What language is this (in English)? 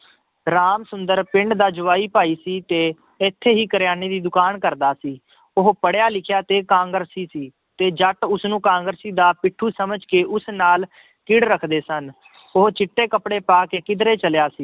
Punjabi